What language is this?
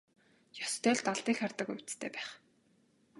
Mongolian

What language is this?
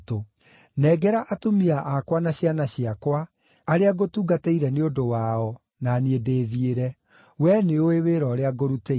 Kikuyu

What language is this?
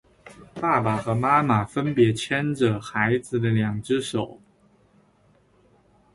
Chinese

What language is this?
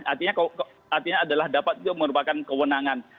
Indonesian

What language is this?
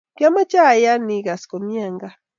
Kalenjin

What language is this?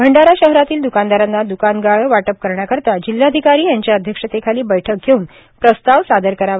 Marathi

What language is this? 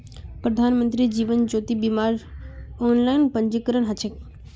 Magahi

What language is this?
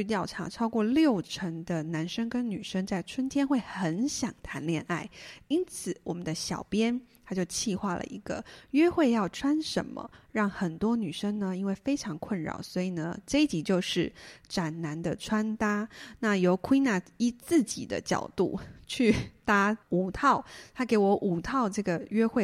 Chinese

